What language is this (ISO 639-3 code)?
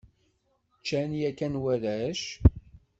kab